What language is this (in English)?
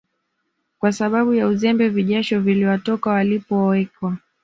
Swahili